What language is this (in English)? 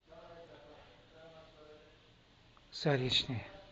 Russian